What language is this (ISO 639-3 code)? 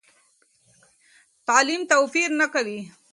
pus